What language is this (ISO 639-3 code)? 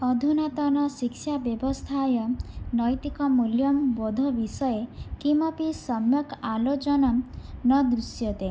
san